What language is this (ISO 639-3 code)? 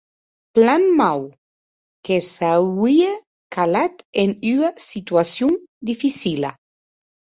oci